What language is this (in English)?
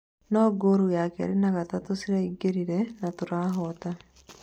Kikuyu